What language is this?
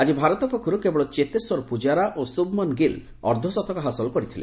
Odia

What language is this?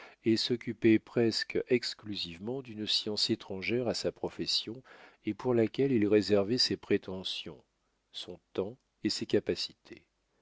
French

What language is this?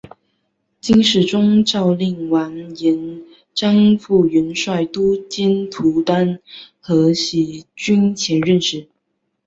Chinese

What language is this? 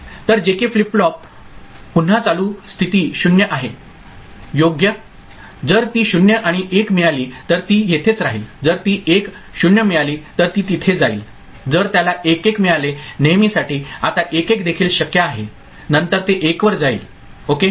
Marathi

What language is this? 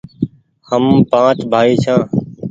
Goaria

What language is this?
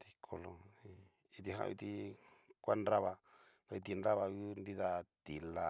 Cacaloxtepec Mixtec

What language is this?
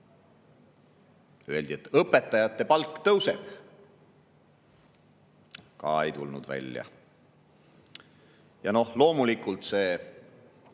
Estonian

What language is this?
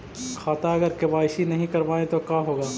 Magahi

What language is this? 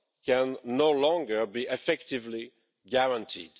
English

